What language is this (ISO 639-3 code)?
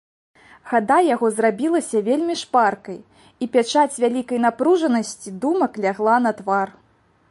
bel